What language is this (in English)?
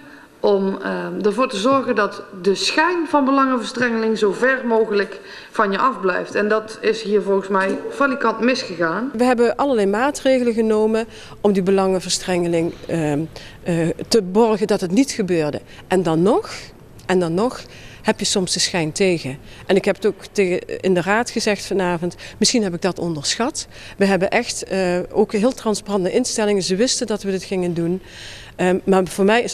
Dutch